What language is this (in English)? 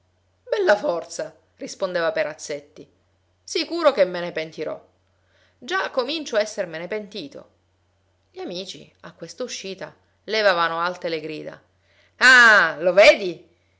Italian